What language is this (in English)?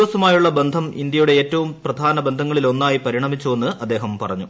Malayalam